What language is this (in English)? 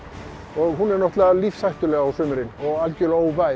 Icelandic